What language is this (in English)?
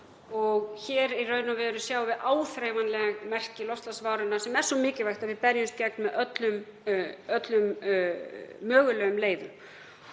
Icelandic